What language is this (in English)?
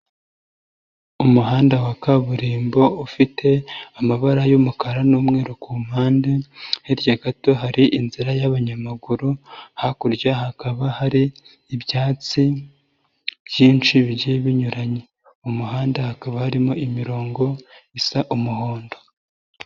Kinyarwanda